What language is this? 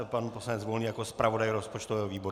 Czech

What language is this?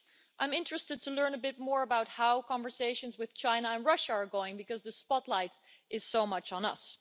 English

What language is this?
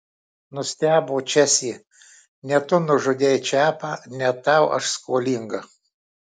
Lithuanian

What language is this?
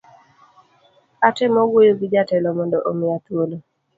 Luo (Kenya and Tanzania)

